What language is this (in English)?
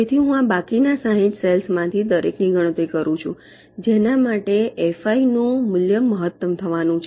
Gujarati